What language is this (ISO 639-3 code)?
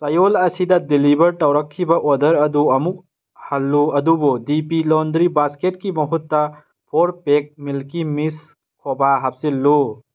mni